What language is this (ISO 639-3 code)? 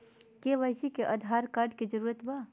mag